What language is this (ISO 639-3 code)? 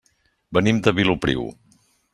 cat